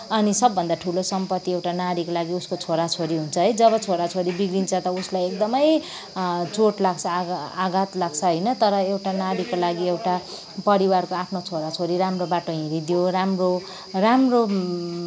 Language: Nepali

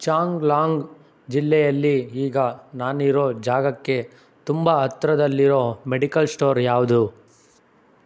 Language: Kannada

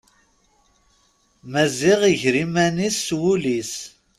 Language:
Kabyle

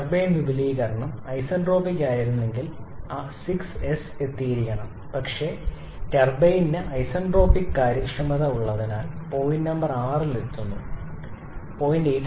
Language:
Malayalam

